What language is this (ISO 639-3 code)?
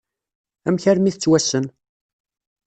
kab